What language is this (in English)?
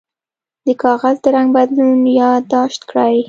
Pashto